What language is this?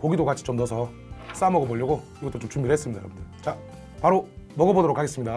Korean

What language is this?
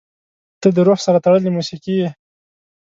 Pashto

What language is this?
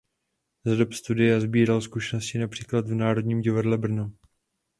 Czech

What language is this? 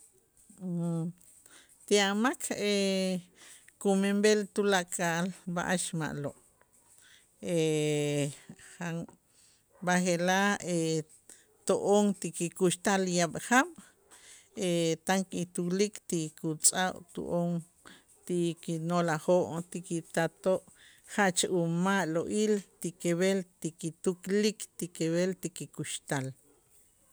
Itzá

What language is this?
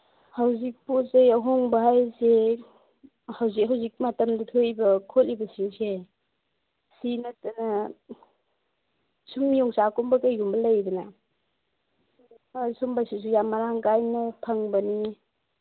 Manipuri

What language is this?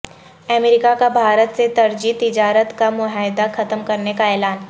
Urdu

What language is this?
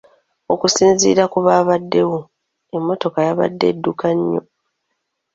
Ganda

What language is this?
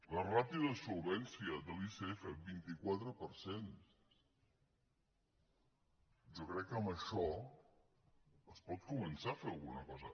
Catalan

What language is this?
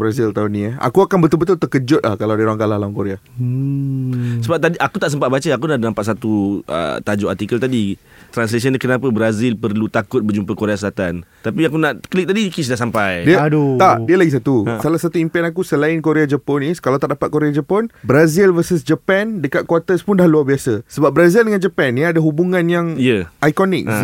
Malay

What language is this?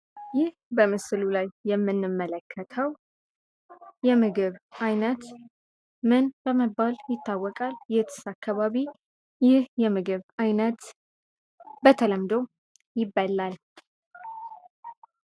Amharic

